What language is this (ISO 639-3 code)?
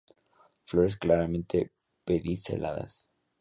spa